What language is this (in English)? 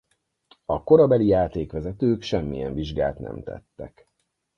Hungarian